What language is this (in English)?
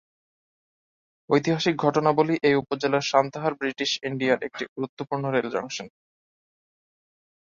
Bangla